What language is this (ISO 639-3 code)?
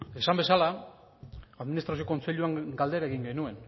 eus